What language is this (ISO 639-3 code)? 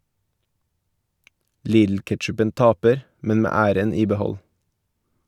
nor